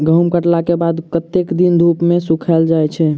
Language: Maithili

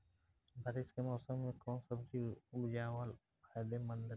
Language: Bhojpuri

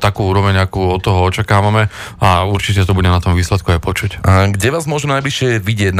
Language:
Slovak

